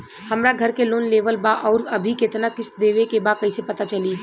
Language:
Bhojpuri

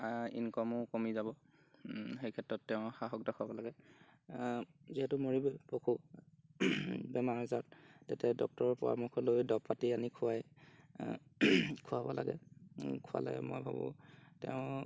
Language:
Assamese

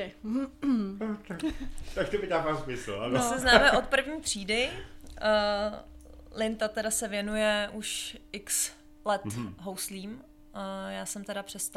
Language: Czech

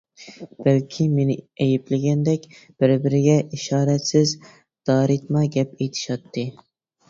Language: Uyghur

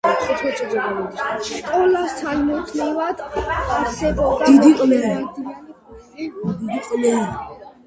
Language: Georgian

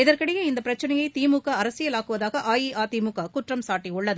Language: Tamil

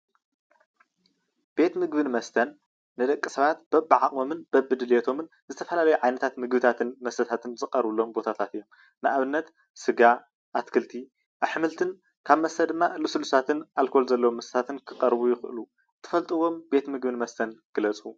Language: Tigrinya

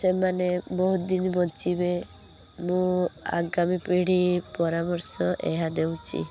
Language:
Odia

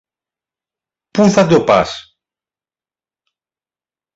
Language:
Greek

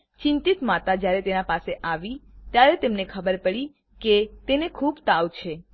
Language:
Gujarati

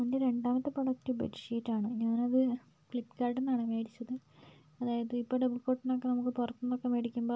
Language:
Malayalam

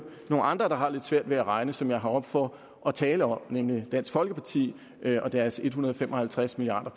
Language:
Danish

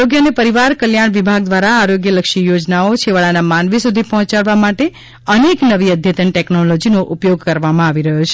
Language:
Gujarati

